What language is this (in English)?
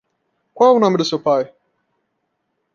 Portuguese